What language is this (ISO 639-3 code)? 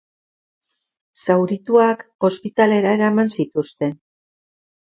eus